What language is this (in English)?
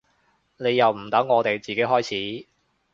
Cantonese